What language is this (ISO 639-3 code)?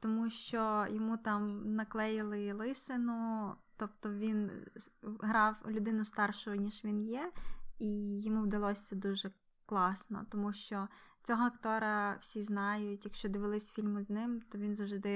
ukr